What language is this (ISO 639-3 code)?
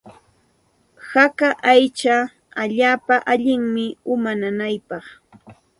qxt